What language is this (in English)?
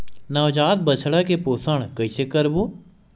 Chhattisgarhi